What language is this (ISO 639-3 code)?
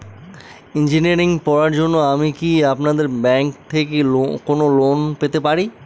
ben